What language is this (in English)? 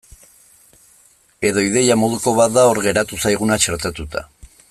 Basque